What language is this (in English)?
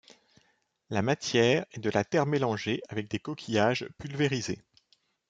French